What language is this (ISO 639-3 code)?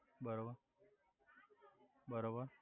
guj